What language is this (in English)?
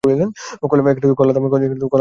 Bangla